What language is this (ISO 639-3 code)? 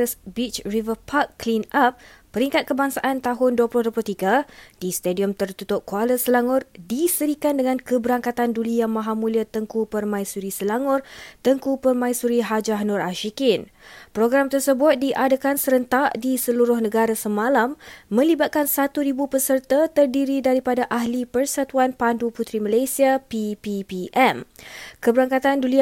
msa